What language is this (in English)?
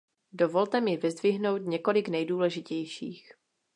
Czech